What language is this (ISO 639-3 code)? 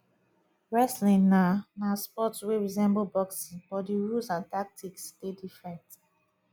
pcm